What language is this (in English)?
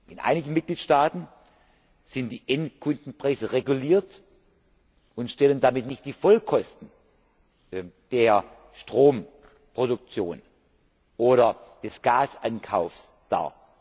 German